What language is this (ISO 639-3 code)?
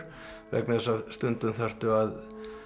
isl